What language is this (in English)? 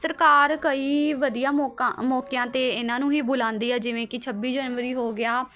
Punjabi